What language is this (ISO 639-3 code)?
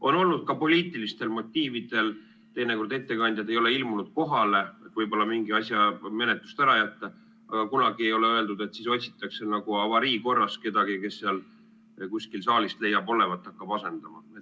est